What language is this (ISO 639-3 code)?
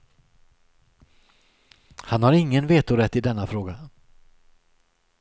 swe